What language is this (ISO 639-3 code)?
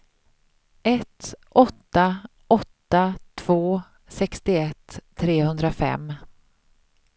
swe